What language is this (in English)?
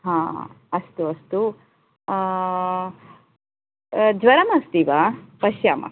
Sanskrit